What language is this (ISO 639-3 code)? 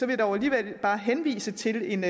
dan